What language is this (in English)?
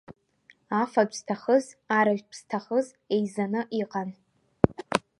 Abkhazian